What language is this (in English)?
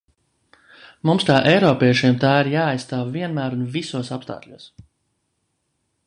Latvian